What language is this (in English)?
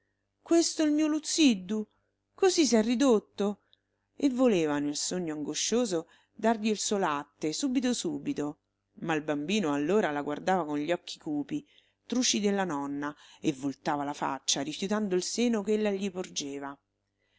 Italian